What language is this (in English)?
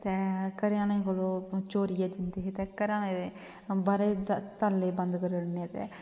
Dogri